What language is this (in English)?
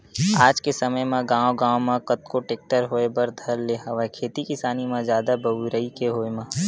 Chhattisgarhi